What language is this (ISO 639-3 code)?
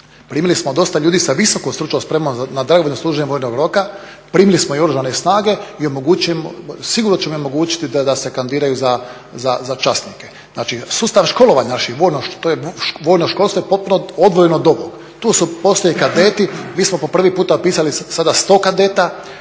hrv